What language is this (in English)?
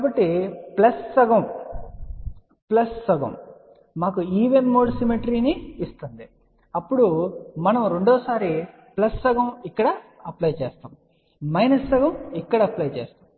Telugu